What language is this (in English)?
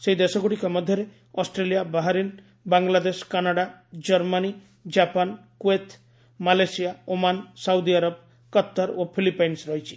Odia